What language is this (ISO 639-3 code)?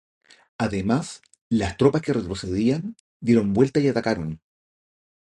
spa